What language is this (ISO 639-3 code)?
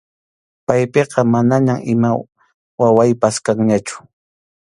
qxu